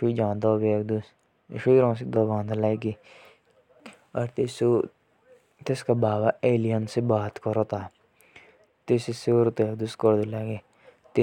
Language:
Jaunsari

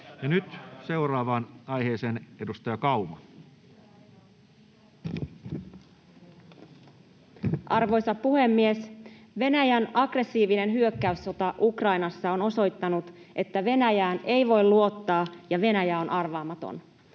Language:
Finnish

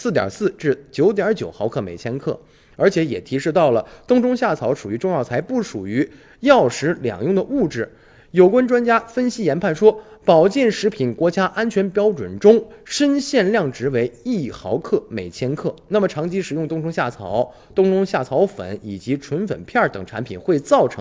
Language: Chinese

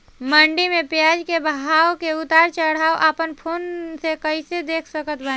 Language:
Bhojpuri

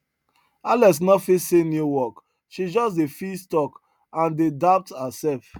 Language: Nigerian Pidgin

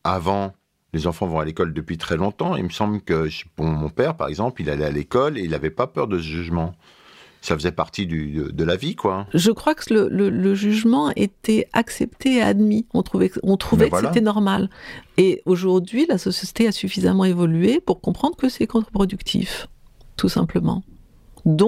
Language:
French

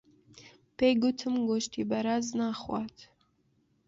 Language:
Central Kurdish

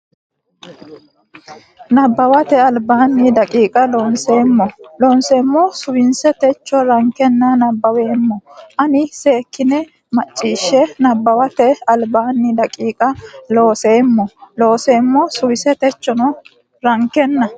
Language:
Sidamo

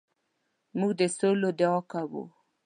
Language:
Pashto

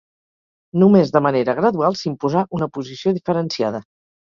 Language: Catalan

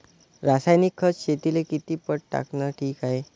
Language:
Marathi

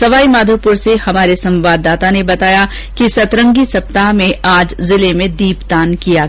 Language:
Hindi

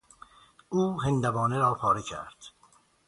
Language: Persian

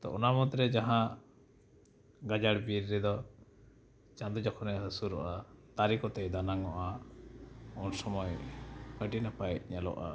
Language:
Santali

